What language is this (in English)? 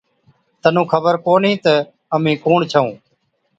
Od